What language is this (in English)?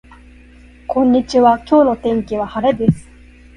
Japanese